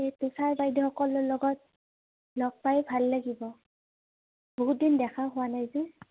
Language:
Assamese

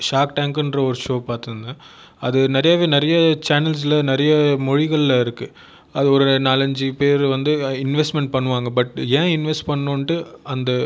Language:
Tamil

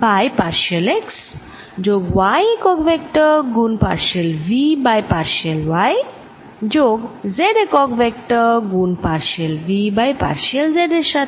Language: Bangla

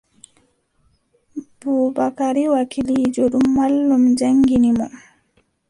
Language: Adamawa Fulfulde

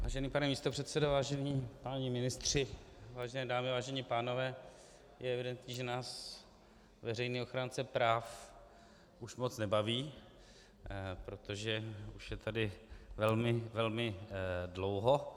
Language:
Czech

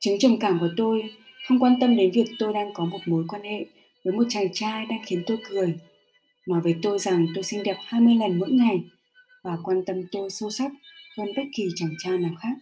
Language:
Vietnamese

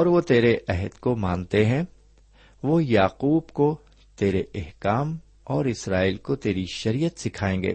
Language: Urdu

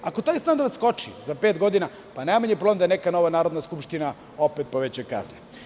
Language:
Serbian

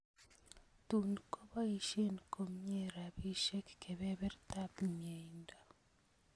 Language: Kalenjin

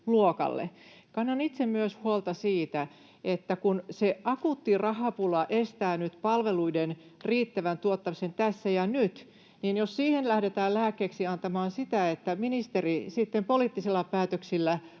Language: Finnish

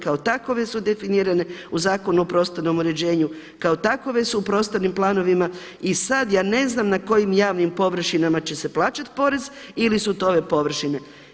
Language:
Croatian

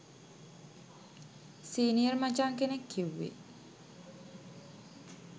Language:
Sinhala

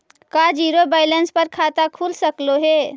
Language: Magahi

